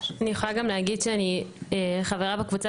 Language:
Hebrew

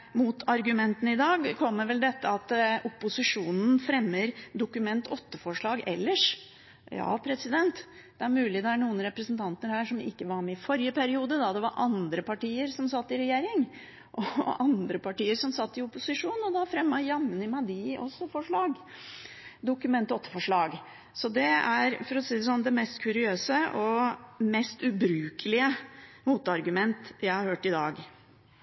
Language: Norwegian Bokmål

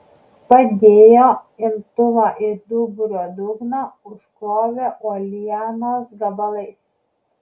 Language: Lithuanian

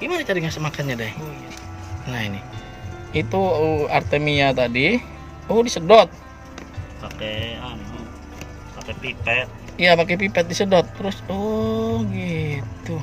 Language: Indonesian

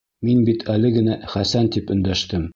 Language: Bashkir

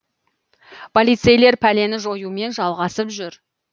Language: Kazakh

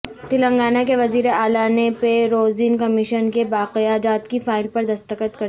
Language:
Urdu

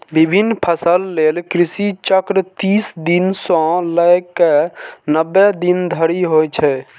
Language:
Maithili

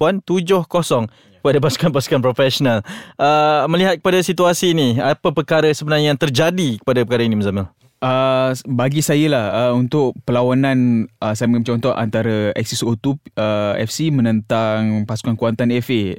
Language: Malay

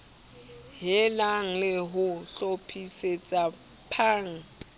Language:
Southern Sotho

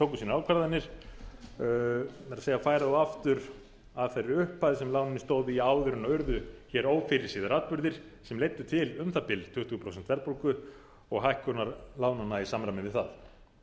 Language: Icelandic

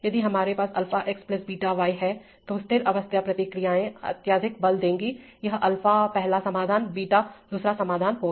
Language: Hindi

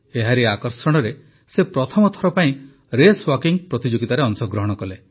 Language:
Odia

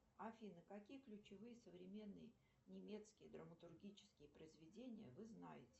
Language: Russian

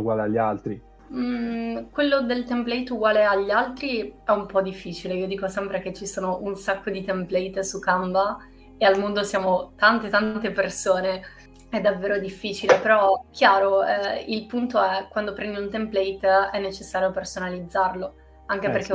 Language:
Italian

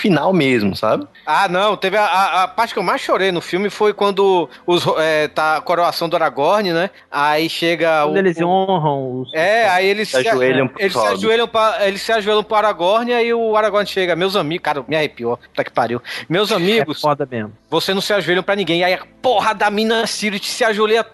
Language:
Portuguese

